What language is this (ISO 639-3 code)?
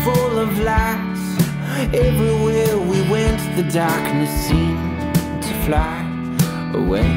eng